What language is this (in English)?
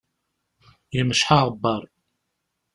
Kabyle